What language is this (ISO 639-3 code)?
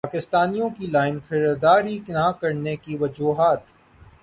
urd